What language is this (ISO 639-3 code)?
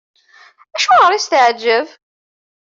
kab